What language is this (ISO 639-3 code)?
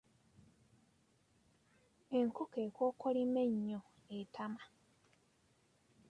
lug